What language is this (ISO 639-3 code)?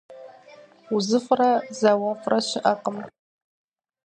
kbd